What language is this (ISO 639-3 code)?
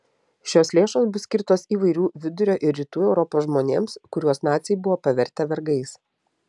lit